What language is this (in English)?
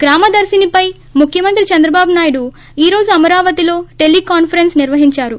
Telugu